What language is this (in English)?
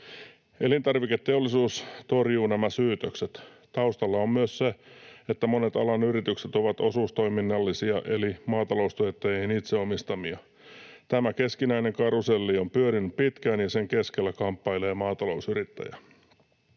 Finnish